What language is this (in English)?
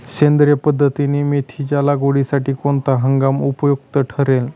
Marathi